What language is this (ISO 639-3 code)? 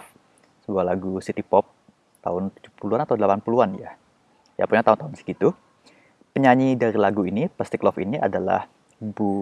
ind